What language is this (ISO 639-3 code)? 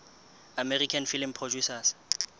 sot